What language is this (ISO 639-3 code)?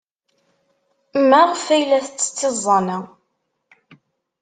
kab